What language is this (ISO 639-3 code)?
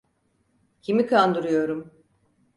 tur